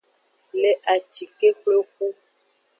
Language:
Aja (Benin)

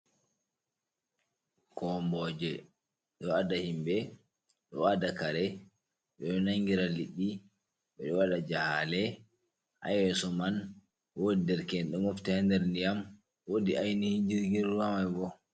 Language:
Fula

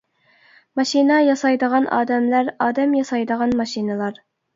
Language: Uyghur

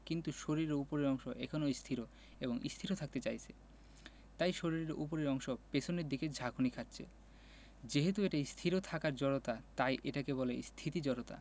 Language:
Bangla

